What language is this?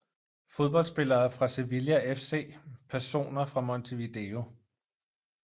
Danish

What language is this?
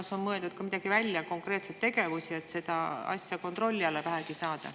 Estonian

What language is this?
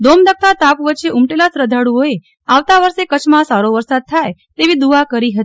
Gujarati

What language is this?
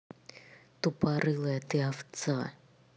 Russian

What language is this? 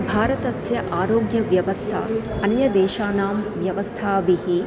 Sanskrit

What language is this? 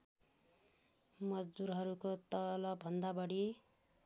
Nepali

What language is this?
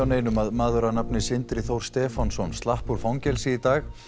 Icelandic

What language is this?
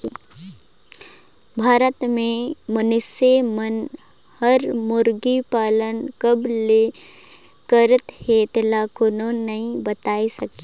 Chhattisgarhi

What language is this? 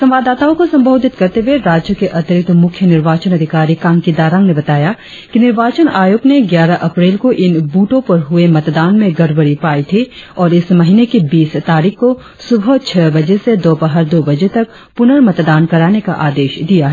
Hindi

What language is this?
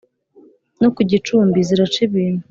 Kinyarwanda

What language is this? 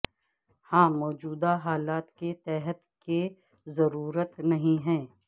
Urdu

